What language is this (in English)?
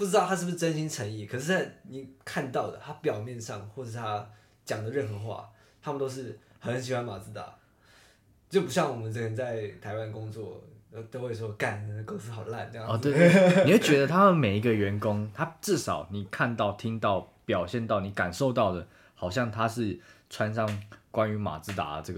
Chinese